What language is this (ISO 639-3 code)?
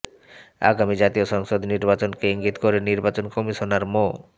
ben